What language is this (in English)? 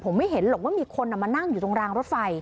Thai